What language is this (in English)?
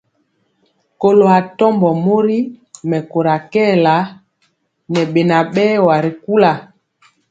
Mpiemo